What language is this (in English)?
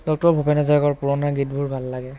Assamese